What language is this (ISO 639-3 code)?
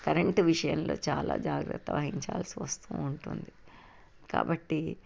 tel